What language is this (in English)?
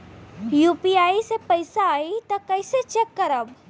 Bhojpuri